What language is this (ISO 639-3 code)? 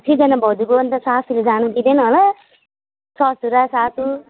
nep